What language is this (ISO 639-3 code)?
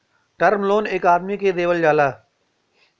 bho